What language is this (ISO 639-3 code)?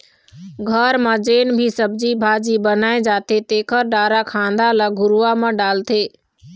hne